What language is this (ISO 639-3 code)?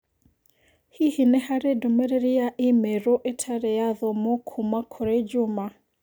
kik